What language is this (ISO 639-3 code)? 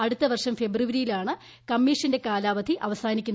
mal